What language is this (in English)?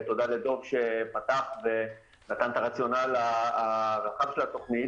Hebrew